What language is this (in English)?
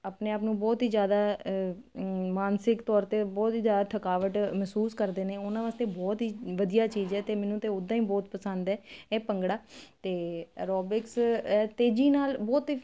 Punjabi